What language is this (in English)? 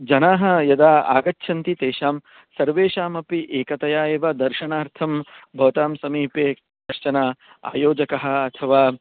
Sanskrit